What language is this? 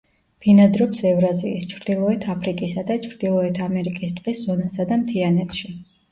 Georgian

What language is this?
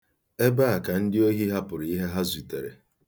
Igbo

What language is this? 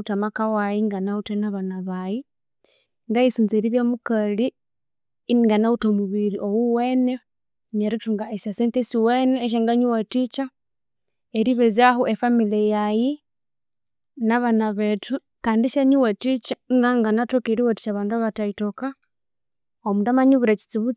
Konzo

